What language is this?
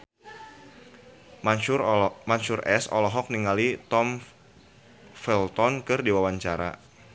Sundanese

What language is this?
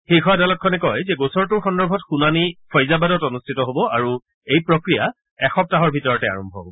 Assamese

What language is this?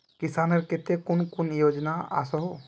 Magahi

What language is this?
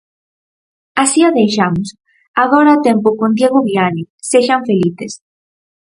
Galician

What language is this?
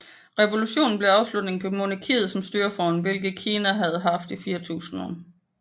Danish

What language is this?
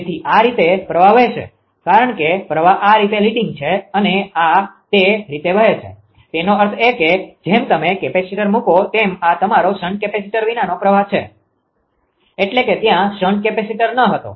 Gujarati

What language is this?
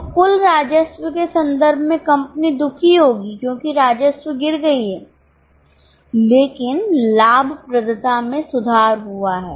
Hindi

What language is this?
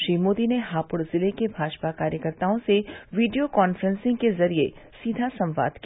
Hindi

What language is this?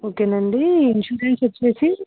Telugu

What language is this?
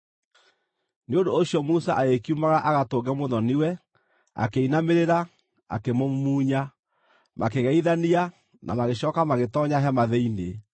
Kikuyu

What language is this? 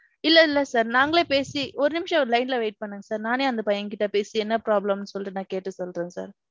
Tamil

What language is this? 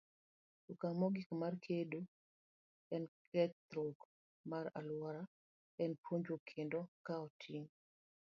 Luo (Kenya and Tanzania)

